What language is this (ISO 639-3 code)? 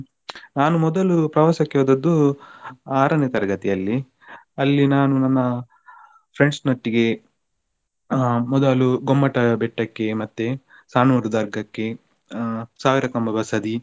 kan